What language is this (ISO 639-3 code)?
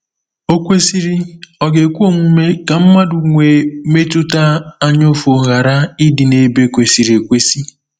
ibo